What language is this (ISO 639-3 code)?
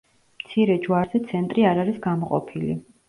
kat